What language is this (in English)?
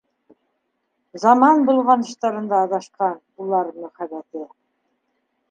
Bashkir